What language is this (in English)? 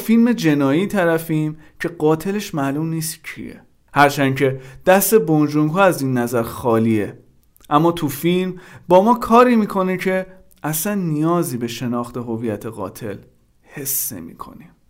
Persian